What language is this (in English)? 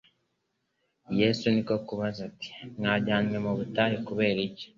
Kinyarwanda